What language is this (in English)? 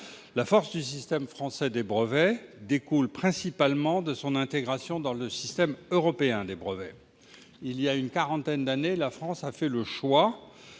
French